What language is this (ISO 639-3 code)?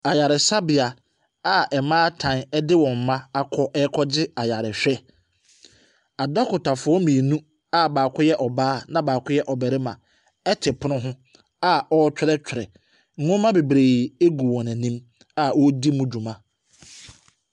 aka